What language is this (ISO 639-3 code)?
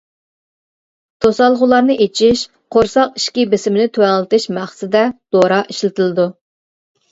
uig